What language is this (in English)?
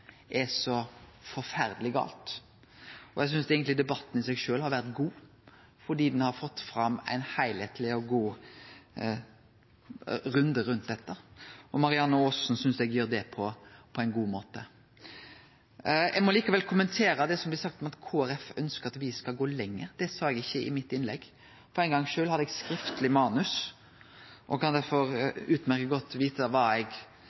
Norwegian Nynorsk